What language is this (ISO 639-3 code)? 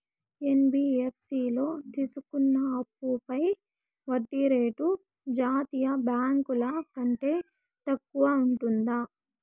tel